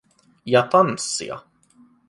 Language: Finnish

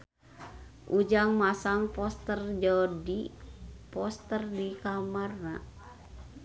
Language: Sundanese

